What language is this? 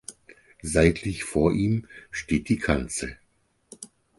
German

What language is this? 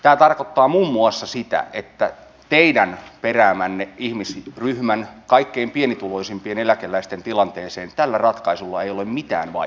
Finnish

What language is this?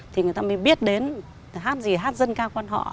Vietnamese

